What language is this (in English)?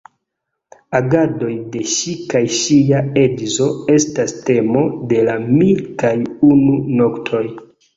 Esperanto